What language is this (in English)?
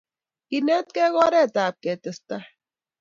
Kalenjin